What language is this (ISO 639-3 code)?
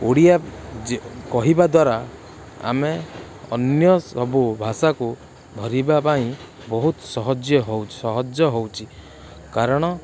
ori